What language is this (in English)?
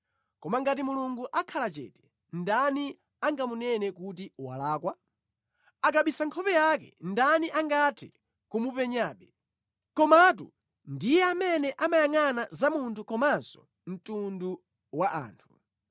Nyanja